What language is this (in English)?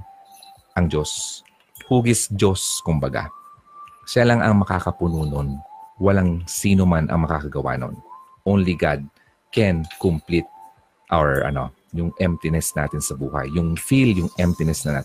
Filipino